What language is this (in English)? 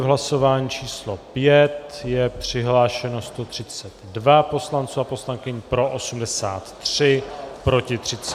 Czech